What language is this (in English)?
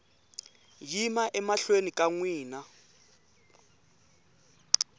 Tsonga